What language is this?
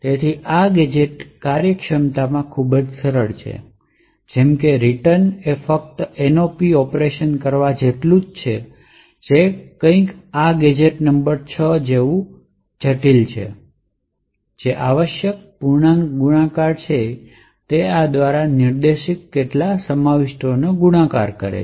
Gujarati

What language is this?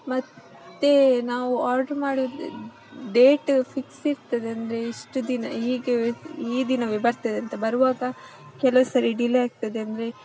Kannada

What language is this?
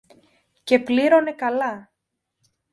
Greek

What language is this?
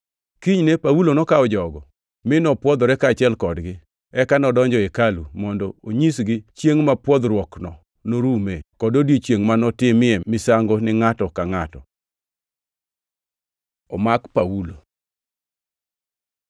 Luo (Kenya and Tanzania)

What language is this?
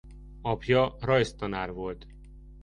Hungarian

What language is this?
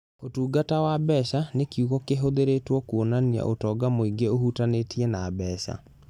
Kikuyu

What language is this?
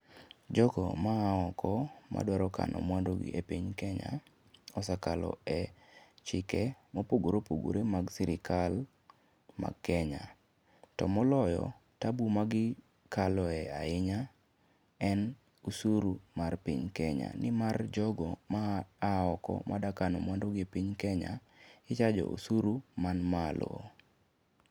Luo (Kenya and Tanzania)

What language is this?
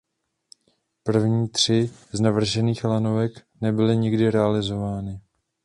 Czech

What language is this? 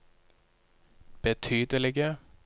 Norwegian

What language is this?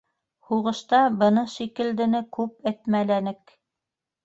Bashkir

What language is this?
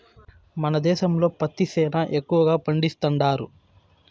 Telugu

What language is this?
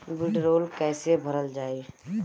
Bhojpuri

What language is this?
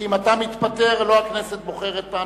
Hebrew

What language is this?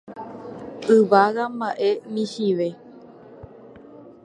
Guarani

